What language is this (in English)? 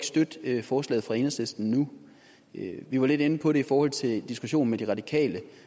Danish